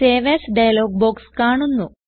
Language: Malayalam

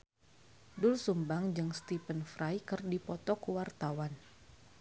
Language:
Sundanese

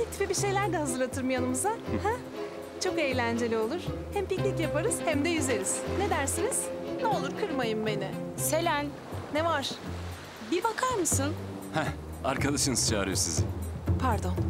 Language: Turkish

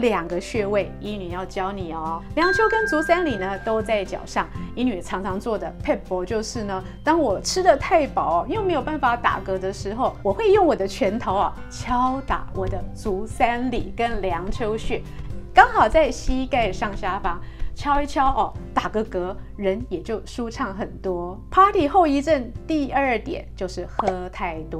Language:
Chinese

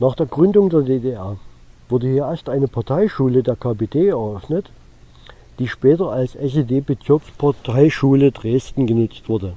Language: German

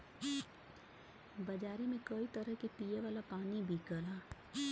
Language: Bhojpuri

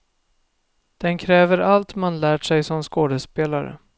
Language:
Swedish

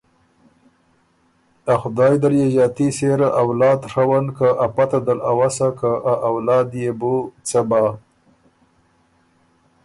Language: Ormuri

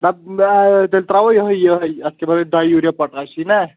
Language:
Kashmiri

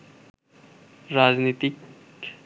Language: Bangla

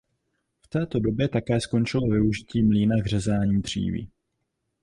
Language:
Czech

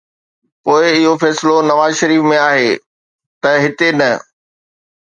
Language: Sindhi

